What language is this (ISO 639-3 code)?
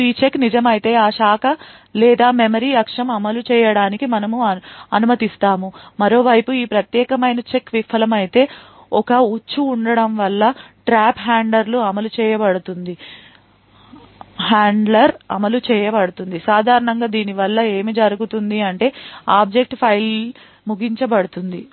tel